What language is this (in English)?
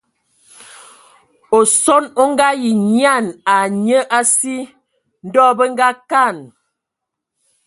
Ewondo